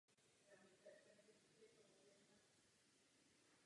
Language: Czech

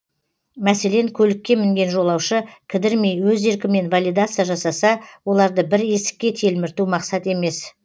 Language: Kazakh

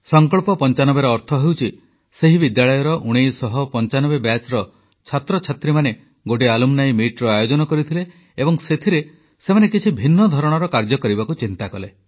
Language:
Odia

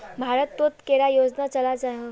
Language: Magahi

